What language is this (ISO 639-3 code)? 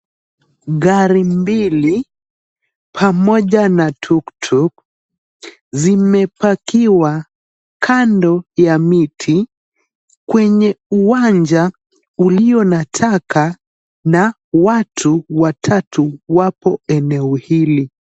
swa